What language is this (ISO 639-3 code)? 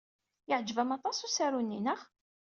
kab